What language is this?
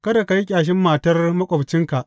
Hausa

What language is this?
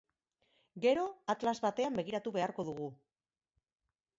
Basque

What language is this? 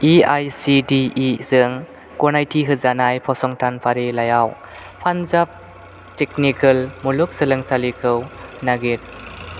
Bodo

